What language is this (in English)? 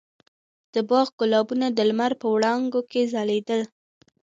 Pashto